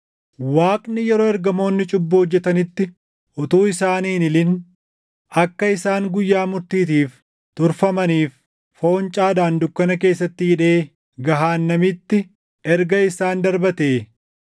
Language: Oromo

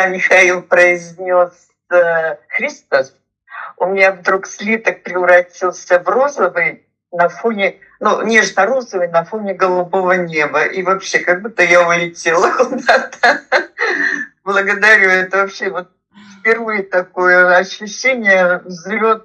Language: Russian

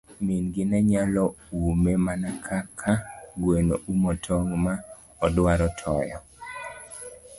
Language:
Luo (Kenya and Tanzania)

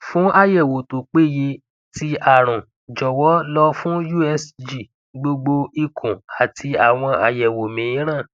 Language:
Yoruba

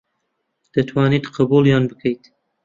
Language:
Central Kurdish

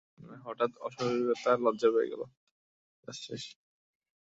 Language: Bangla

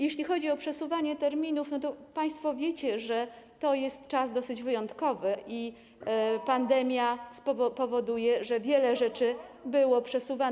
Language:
Polish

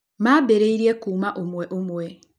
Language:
Kikuyu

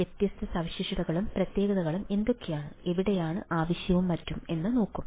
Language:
Malayalam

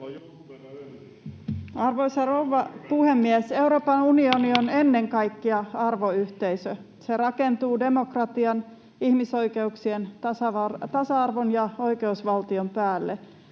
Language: Finnish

